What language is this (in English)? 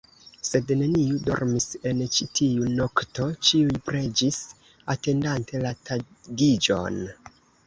Esperanto